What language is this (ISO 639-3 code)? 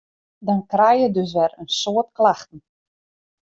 fry